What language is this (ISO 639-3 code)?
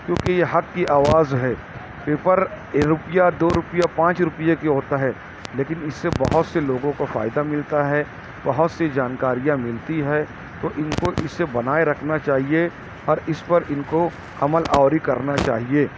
urd